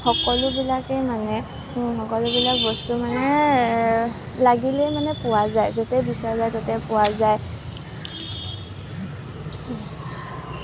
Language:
Assamese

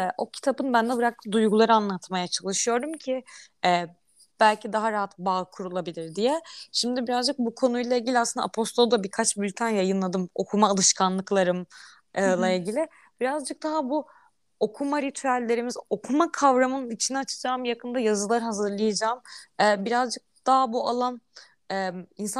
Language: Turkish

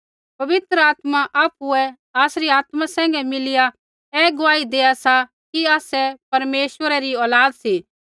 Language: Kullu Pahari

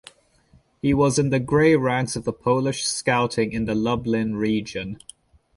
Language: English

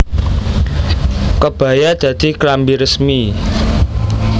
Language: Javanese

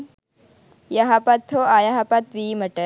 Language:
Sinhala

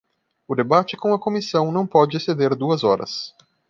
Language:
Portuguese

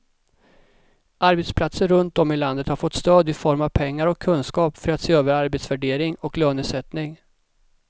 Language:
Swedish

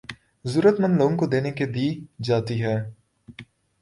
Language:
Urdu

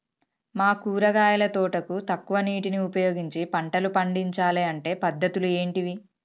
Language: Telugu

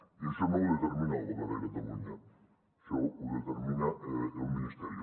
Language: Catalan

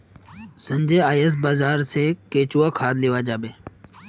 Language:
Magahi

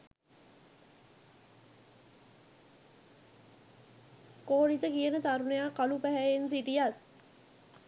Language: Sinhala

